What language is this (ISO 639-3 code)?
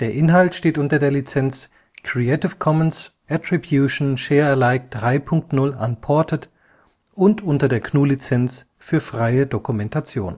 deu